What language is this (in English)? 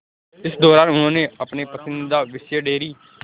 Hindi